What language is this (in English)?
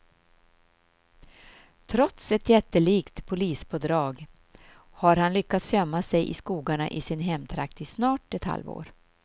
Swedish